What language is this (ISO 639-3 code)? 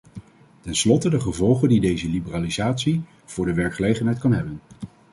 nld